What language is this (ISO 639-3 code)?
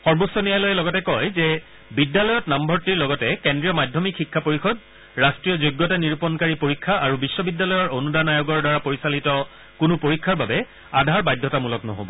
asm